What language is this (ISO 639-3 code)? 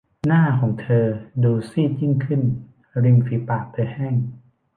tha